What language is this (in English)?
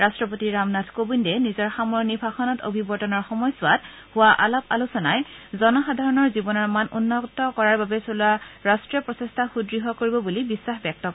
Assamese